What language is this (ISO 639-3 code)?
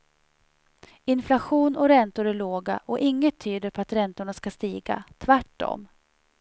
swe